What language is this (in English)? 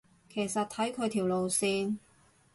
Cantonese